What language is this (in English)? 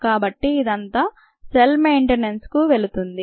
Telugu